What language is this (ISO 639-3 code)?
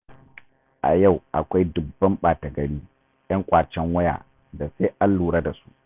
hau